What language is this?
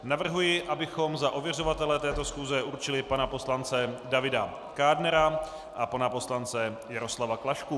Czech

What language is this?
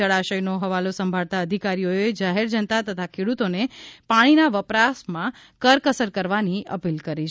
Gujarati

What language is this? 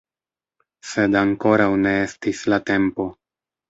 Esperanto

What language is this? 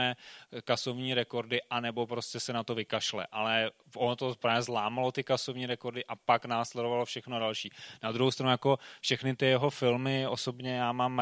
Czech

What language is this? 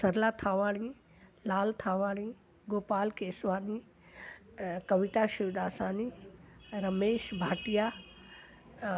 Sindhi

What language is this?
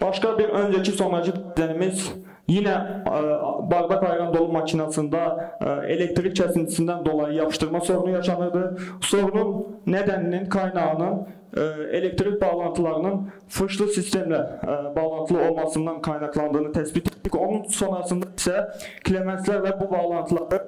Turkish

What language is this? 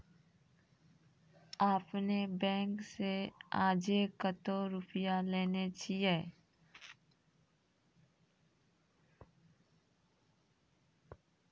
Maithili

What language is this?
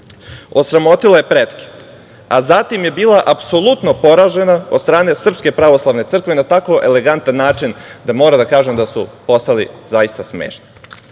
Serbian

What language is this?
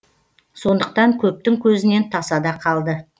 Kazakh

